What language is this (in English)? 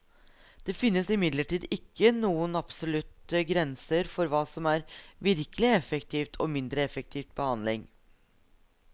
Norwegian